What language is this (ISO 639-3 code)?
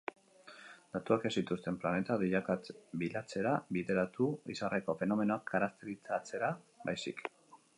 eus